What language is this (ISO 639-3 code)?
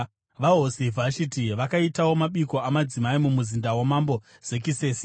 sna